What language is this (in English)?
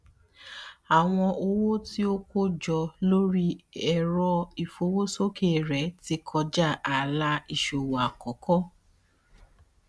Yoruba